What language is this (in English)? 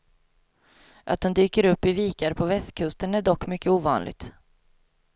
Swedish